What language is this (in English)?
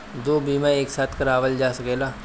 Bhojpuri